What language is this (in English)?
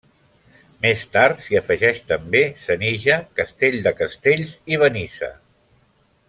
Catalan